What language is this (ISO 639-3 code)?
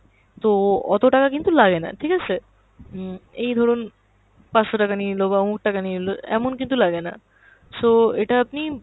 ben